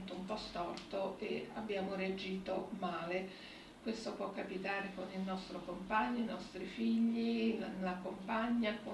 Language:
Italian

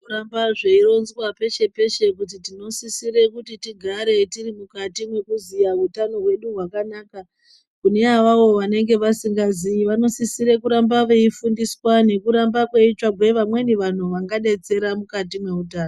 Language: Ndau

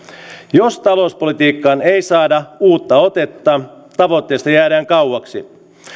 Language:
Finnish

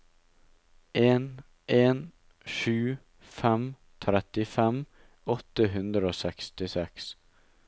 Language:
Norwegian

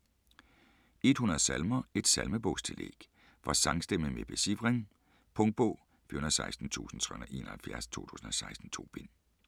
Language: Danish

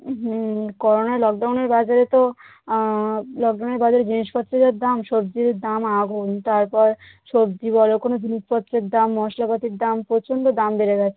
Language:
Bangla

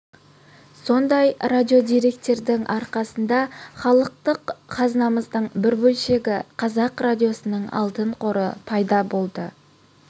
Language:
Kazakh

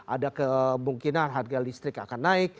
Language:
Indonesian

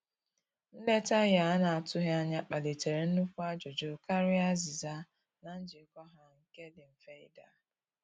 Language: Igbo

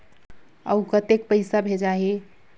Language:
Chhattisgarhi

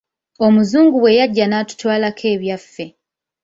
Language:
Ganda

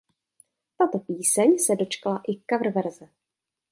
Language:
Czech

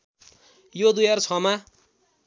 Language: Nepali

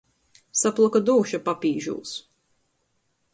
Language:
Latgalian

